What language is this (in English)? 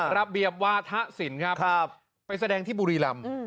Thai